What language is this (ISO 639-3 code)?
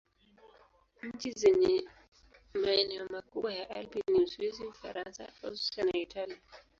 swa